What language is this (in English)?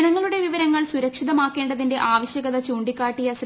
Malayalam